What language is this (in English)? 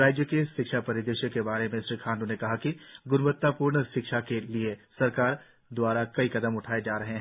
Hindi